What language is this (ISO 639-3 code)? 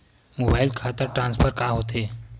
hne